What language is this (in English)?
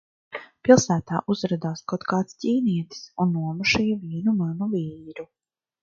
Latvian